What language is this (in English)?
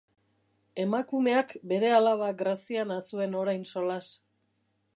Basque